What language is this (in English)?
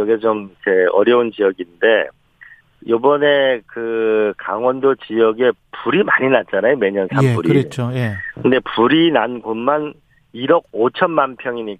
Korean